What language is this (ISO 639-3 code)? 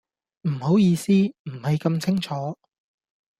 yue